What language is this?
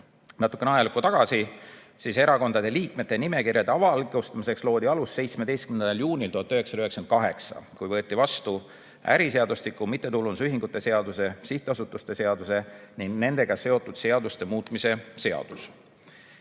Estonian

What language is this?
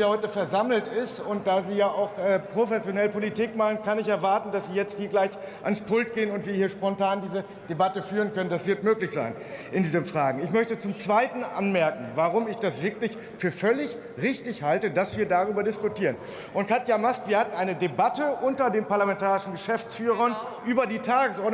German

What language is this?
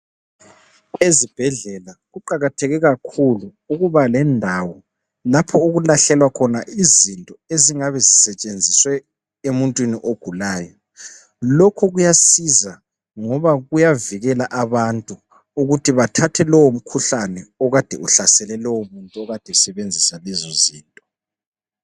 North Ndebele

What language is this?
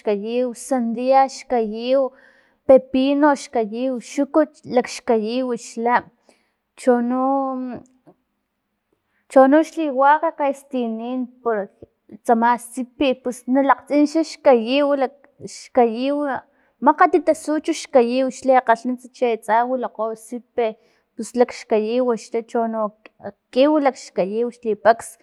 Filomena Mata-Coahuitlán Totonac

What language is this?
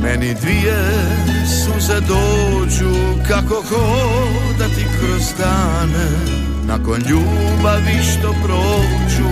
Croatian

